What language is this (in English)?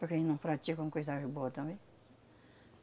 Portuguese